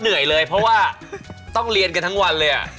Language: Thai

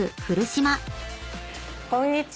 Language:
Japanese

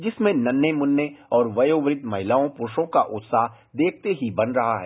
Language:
Hindi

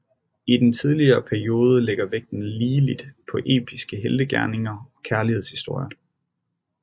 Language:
Danish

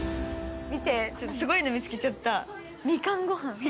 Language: Japanese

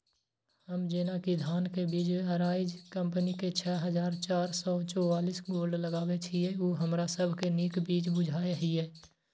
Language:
Maithili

